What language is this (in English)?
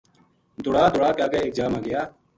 Gujari